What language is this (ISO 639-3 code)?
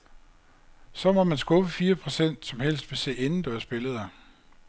dan